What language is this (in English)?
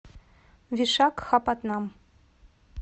Russian